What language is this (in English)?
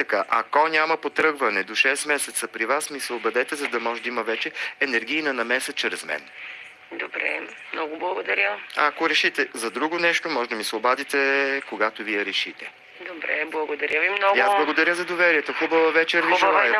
Bulgarian